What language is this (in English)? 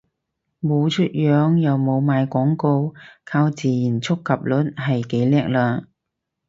Cantonese